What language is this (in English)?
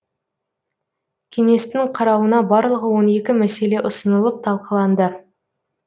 Kazakh